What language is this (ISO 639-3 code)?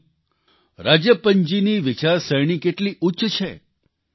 guj